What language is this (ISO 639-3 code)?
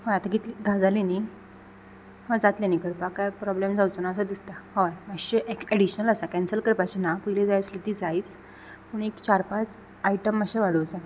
kok